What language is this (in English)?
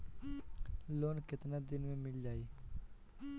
Bhojpuri